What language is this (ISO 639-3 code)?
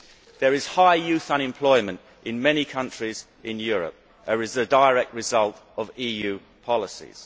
eng